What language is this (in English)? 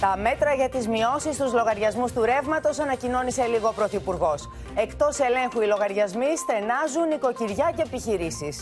Greek